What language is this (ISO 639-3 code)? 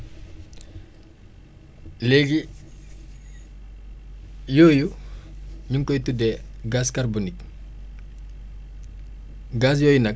wol